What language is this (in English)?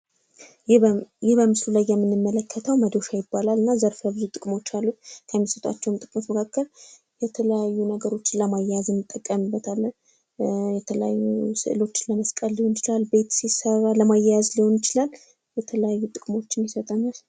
Amharic